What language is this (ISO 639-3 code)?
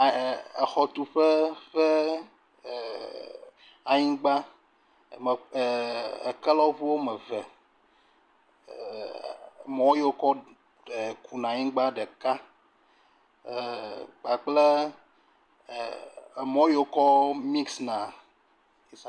ewe